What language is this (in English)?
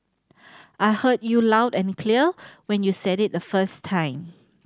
English